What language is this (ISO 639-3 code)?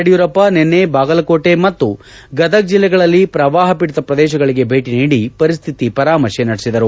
kan